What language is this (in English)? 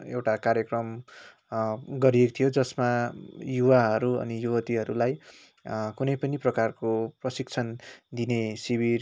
Nepali